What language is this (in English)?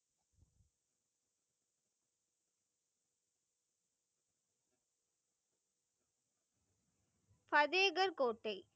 Tamil